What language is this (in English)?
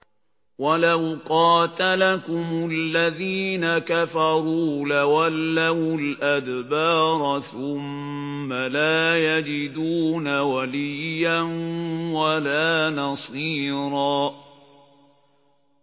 Arabic